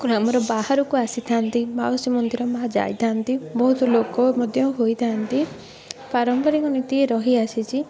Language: Odia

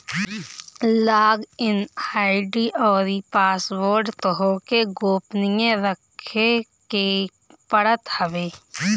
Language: Bhojpuri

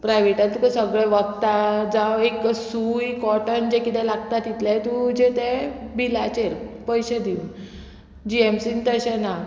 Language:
Konkani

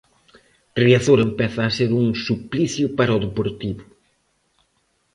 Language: Galician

